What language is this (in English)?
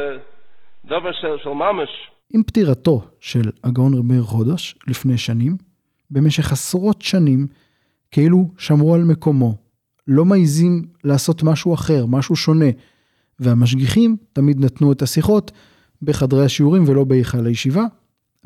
Hebrew